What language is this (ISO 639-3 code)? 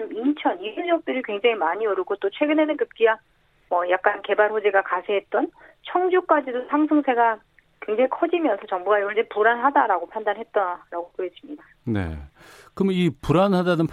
kor